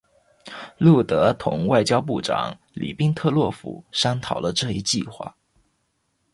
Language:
Chinese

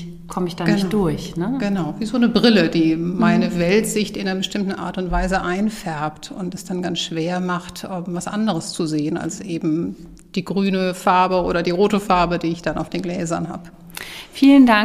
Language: German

